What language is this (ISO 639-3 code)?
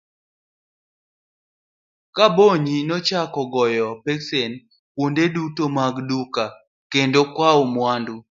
luo